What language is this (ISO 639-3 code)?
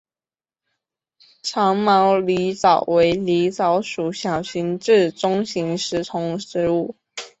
zho